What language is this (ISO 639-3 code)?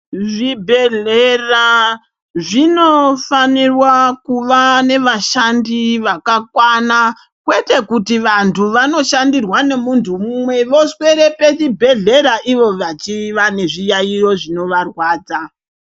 ndc